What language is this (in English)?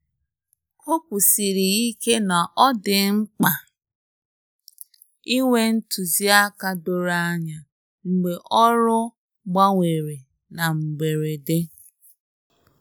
Igbo